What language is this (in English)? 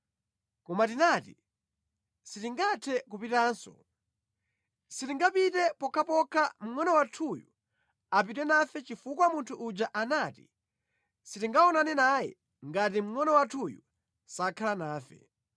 Nyanja